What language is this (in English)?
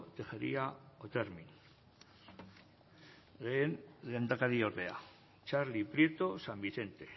Basque